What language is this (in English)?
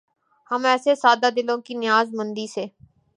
Urdu